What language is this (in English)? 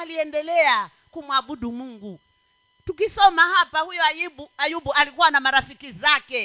Swahili